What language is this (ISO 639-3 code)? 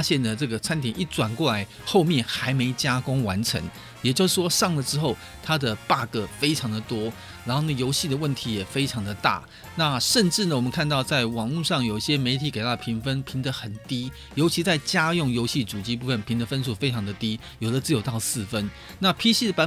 zho